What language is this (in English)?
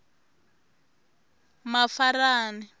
Tsonga